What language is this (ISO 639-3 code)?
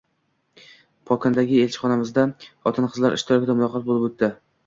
uzb